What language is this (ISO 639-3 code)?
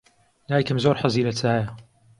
ckb